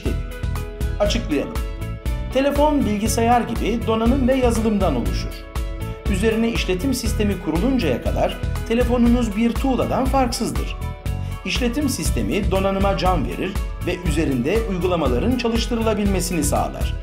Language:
Turkish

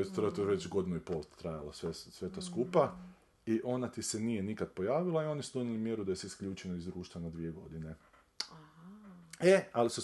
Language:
Croatian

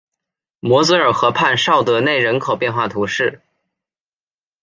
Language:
Chinese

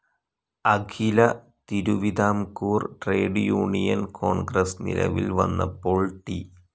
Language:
Malayalam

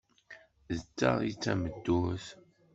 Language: Kabyle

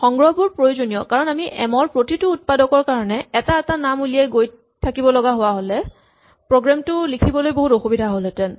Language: Assamese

